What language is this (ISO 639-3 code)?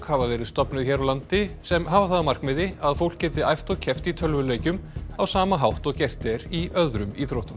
isl